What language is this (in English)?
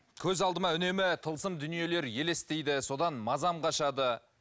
Kazakh